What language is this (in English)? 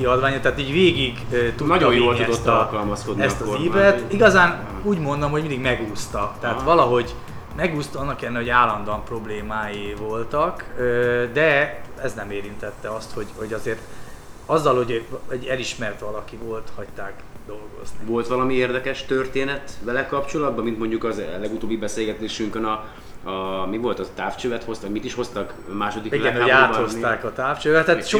Hungarian